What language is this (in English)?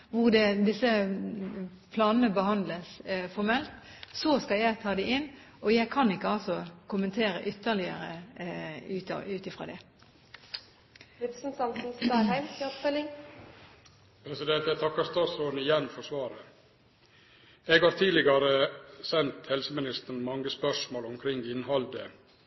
Norwegian